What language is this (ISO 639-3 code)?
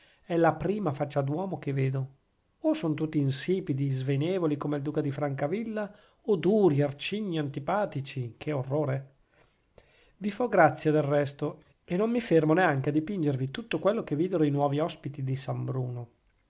ita